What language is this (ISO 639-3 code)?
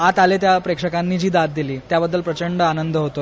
mar